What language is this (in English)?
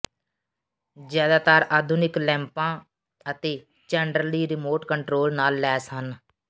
Punjabi